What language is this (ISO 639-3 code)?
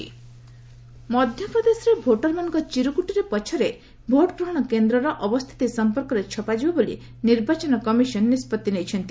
ori